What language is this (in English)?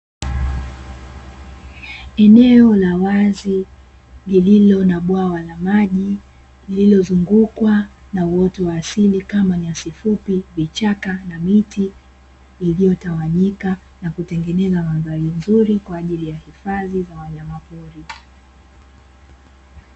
Swahili